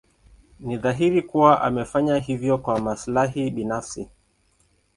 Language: Swahili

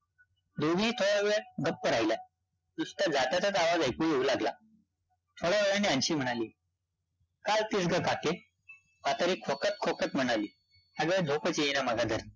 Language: Marathi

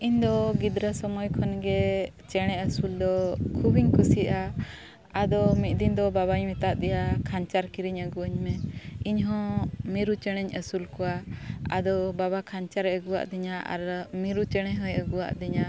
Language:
Santali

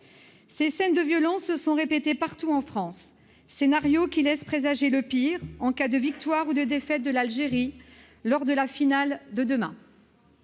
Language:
French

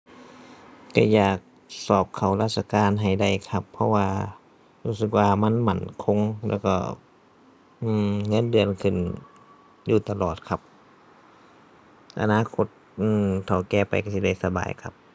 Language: Thai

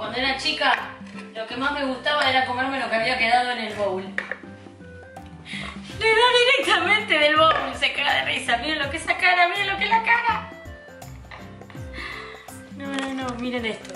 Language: Spanish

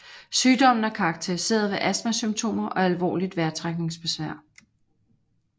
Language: Danish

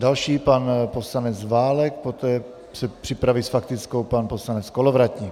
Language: Czech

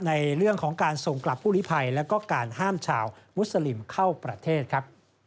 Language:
Thai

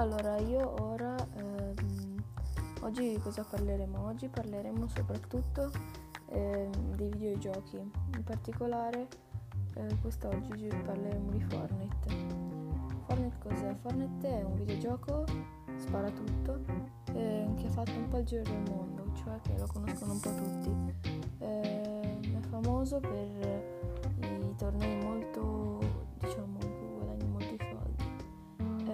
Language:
Italian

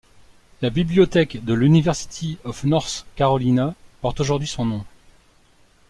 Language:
French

